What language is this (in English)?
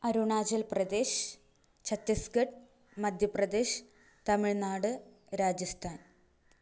Malayalam